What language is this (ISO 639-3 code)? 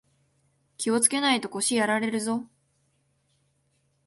jpn